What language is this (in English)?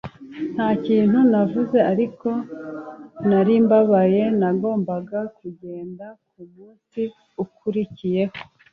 Kinyarwanda